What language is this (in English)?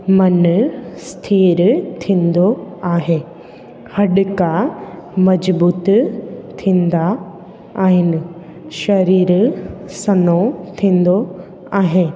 Sindhi